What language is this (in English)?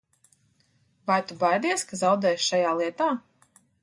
Latvian